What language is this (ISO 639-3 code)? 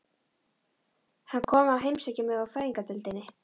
isl